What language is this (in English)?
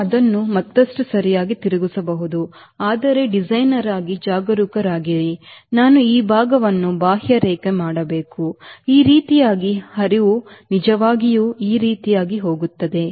Kannada